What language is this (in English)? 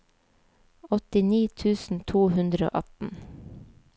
Norwegian